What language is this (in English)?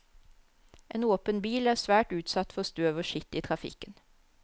Norwegian